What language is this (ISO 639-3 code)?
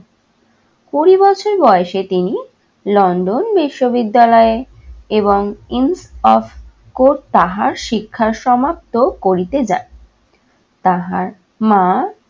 ben